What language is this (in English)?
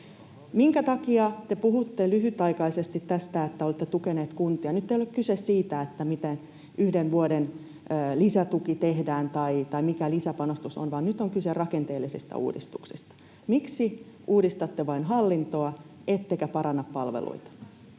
Finnish